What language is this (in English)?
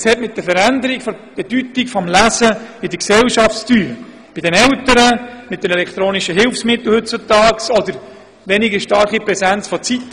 Swiss German